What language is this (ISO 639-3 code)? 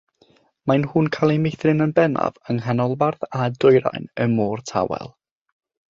cym